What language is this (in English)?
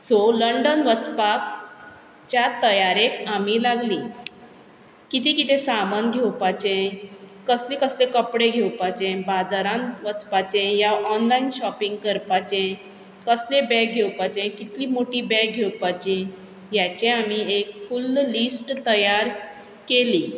Konkani